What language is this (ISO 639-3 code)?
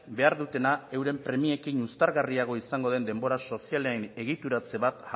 eus